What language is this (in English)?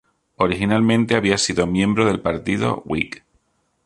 Spanish